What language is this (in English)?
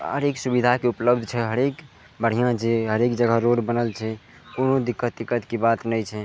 Maithili